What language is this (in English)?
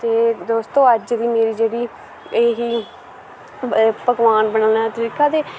Dogri